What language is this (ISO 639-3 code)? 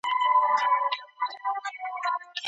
pus